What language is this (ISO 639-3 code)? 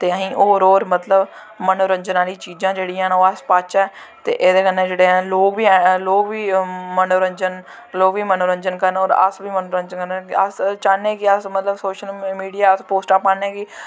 doi